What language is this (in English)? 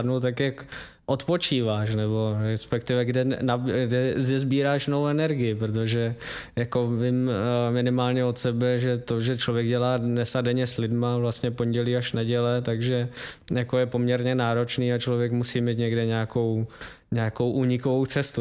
Czech